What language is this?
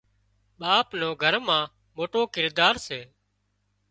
Wadiyara Koli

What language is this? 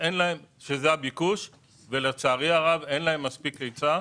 Hebrew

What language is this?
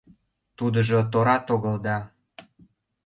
Mari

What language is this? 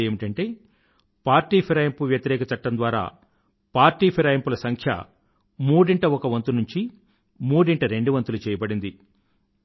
Telugu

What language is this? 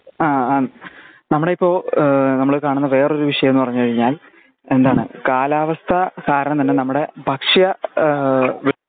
Malayalam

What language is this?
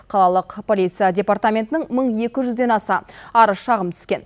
Kazakh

